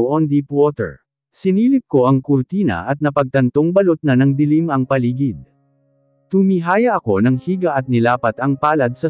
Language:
Filipino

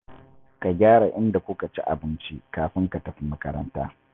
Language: Hausa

